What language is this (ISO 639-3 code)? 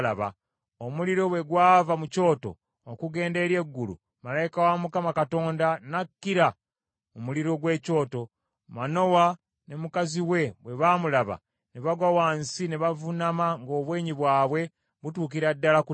lug